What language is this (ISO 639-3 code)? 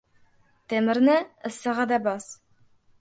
uzb